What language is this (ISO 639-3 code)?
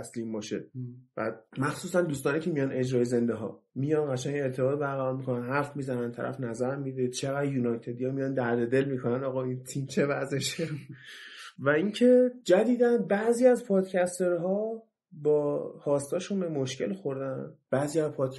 fas